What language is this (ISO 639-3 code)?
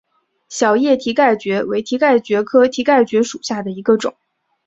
zho